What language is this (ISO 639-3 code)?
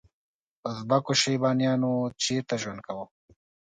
pus